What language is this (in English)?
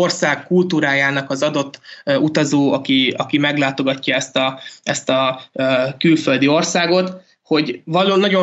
Hungarian